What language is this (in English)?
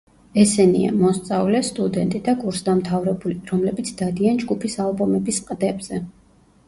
Georgian